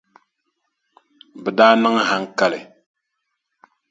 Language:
Dagbani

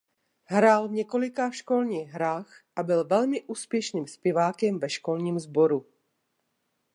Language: Czech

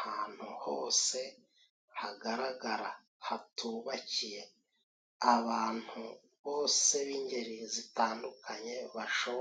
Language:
Kinyarwanda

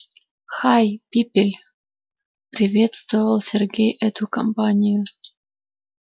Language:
Russian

